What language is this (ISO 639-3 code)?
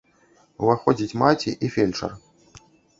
bel